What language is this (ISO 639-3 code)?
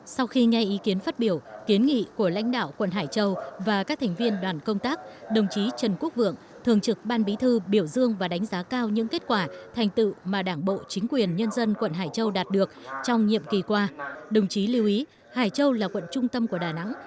vie